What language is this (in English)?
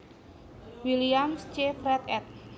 Javanese